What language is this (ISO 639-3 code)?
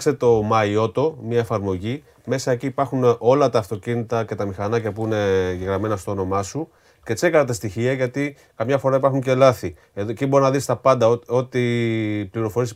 ell